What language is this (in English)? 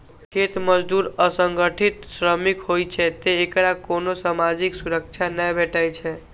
Maithili